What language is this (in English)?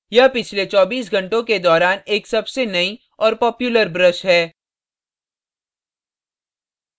Hindi